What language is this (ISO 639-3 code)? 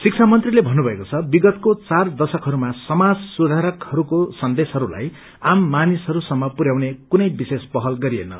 nep